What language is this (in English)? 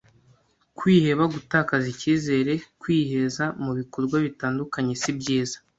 Kinyarwanda